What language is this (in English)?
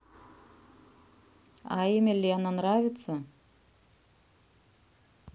Russian